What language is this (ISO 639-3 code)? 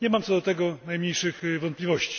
pol